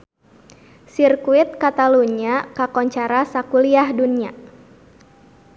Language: Sundanese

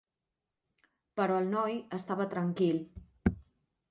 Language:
Catalan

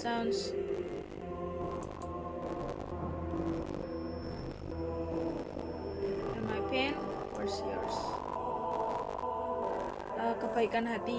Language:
Indonesian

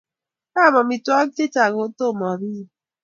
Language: Kalenjin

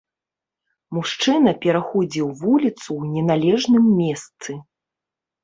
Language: Belarusian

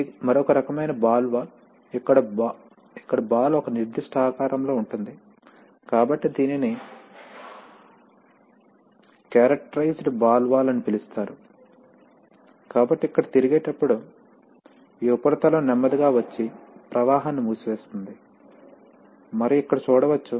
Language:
Telugu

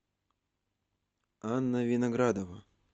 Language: Russian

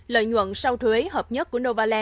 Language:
Vietnamese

